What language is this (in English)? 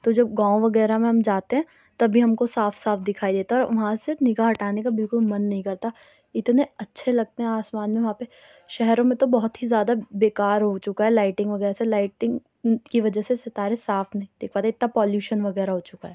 Urdu